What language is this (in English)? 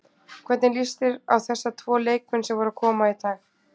Icelandic